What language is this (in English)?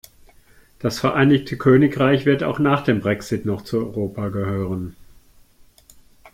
German